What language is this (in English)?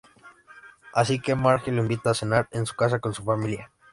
Spanish